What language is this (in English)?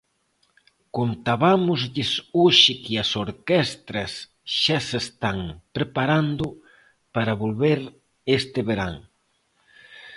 Galician